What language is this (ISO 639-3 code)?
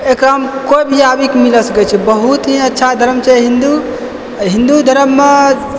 mai